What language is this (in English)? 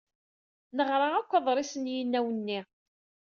Kabyle